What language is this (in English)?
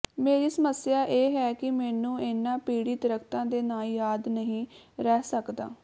Punjabi